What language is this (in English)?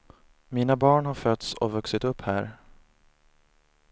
Swedish